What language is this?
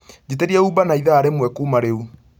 Kikuyu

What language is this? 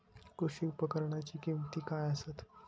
Marathi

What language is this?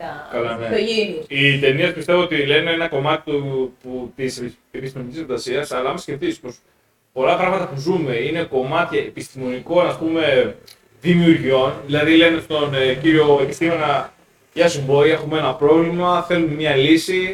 Greek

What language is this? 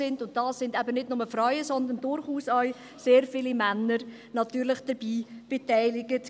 Swiss German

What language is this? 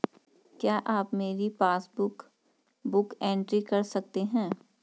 Hindi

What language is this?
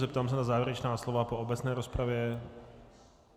Czech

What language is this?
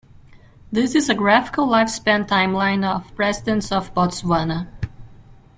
English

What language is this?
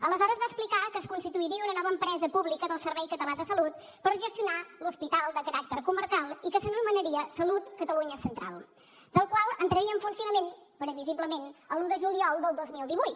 Catalan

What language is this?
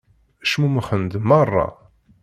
Kabyle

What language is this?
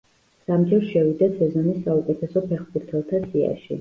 Georgian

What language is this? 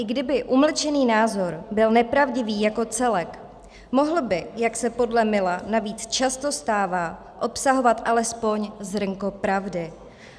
Czech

